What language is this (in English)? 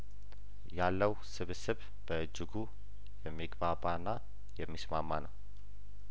Amharic